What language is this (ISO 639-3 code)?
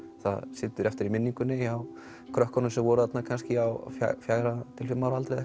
isl